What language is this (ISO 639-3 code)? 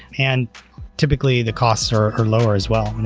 eng